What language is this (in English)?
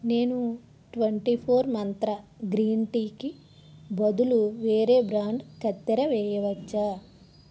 Telugu